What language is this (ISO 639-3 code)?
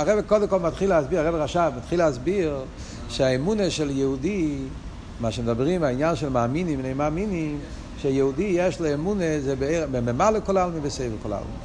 heb